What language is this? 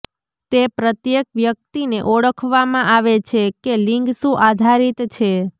Gujarati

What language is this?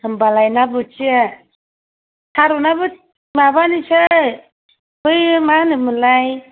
Bodo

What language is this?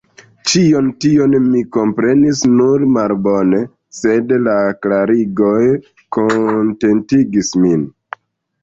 Esperanto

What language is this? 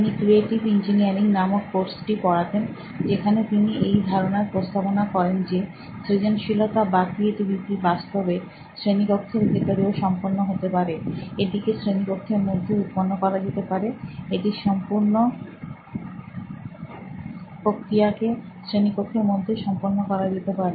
Bangla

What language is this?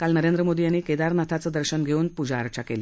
Marathi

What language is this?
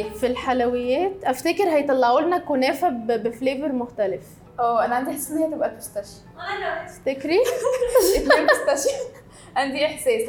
Arabic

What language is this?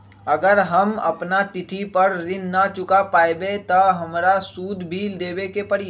Magahi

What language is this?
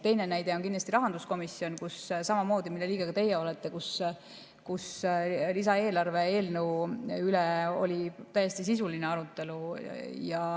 Estonian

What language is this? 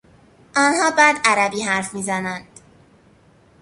Persian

